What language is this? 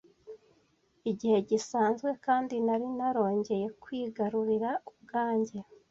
Kinyarwanda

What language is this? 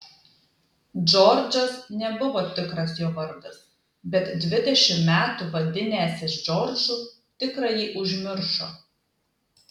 Lithuanian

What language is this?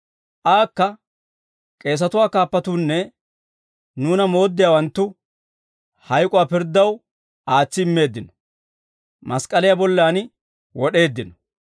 Dawro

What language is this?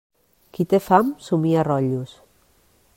Catalan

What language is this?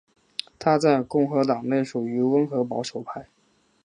Chinese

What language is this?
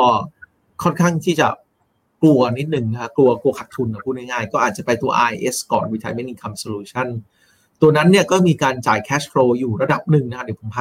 Thai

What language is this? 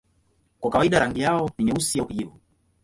Swahili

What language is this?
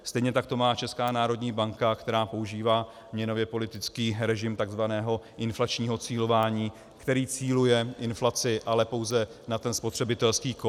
Czech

